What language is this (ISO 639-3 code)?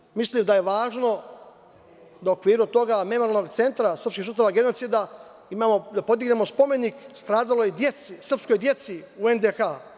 srp